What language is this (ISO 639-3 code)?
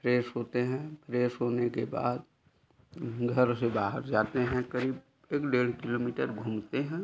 hin